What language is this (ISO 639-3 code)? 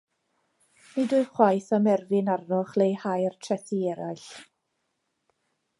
cym